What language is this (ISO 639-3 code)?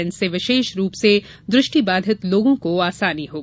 hin